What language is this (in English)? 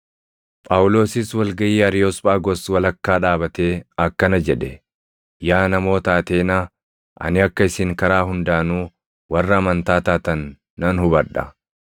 Oromo